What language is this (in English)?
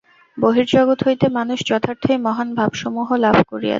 Bangla